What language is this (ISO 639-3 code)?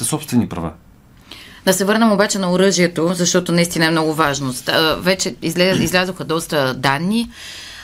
bul